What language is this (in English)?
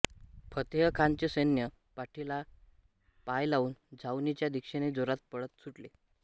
Marathi